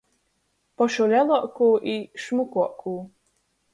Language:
Latgalian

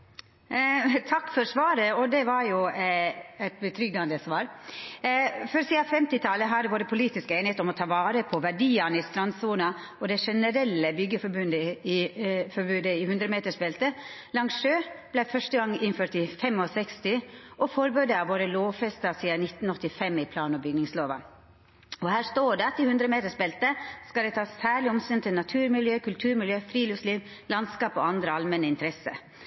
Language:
Norwegian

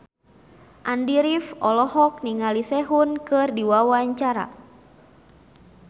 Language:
Sundanese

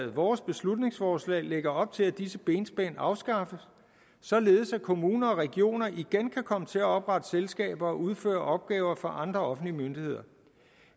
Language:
Danish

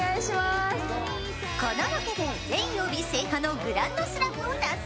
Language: Japanese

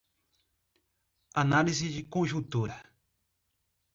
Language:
Portuguese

